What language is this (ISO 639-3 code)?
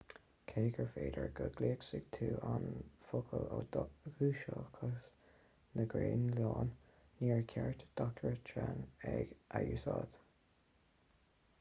gle